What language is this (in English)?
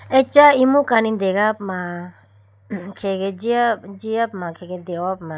Idu-Mishmi